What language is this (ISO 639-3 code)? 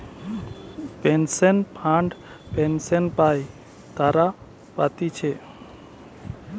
ben